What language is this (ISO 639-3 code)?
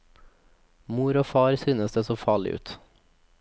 nor